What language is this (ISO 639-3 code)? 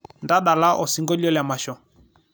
mas